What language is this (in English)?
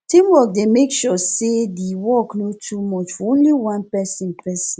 Nigerian Pidgin